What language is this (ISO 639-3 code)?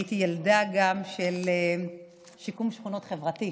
heb